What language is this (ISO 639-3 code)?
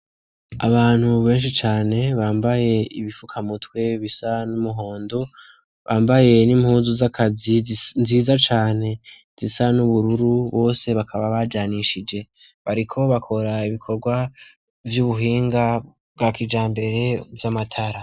run